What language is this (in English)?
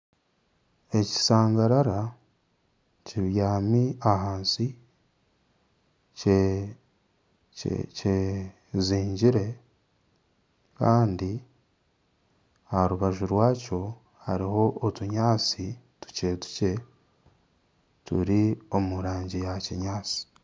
Nyankole